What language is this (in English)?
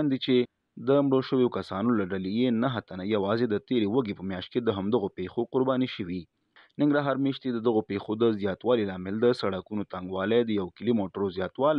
Persian